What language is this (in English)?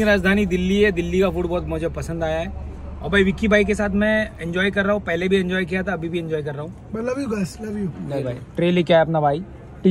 Hindi